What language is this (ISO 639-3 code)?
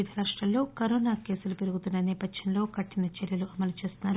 tel